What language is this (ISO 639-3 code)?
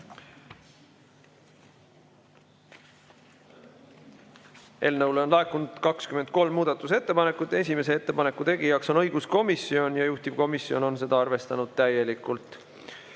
est